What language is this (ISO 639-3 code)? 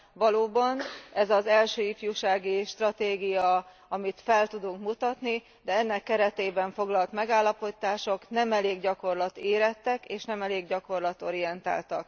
hun